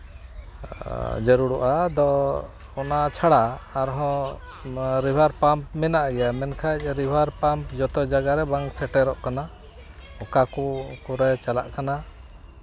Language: Santali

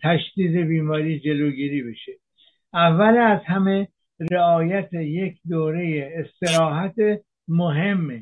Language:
Persian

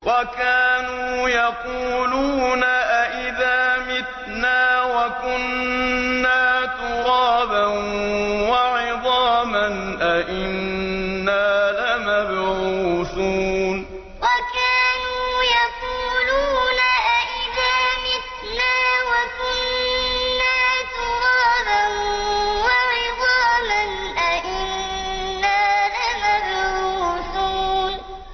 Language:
Arabic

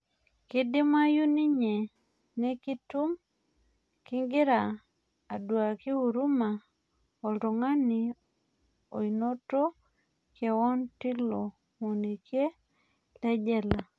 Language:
Masai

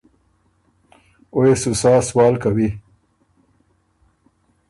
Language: Ormuri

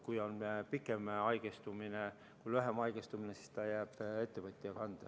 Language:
Estonian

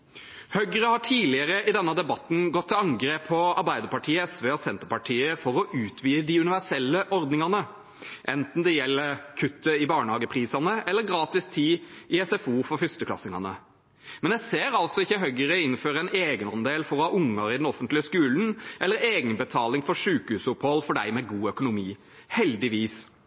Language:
Norwegian Bokmål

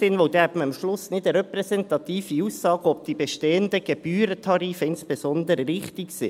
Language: Swiss German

